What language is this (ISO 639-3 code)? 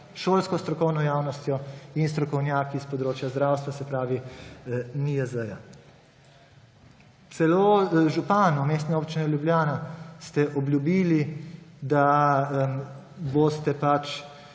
slv